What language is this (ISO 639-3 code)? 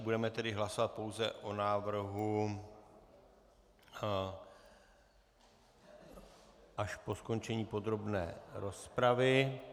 ces